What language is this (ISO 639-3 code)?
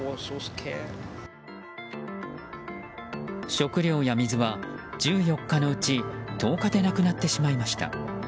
jpn